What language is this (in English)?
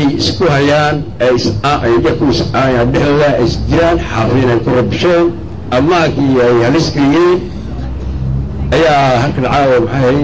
Arabic